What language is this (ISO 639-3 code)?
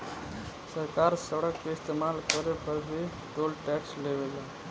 bho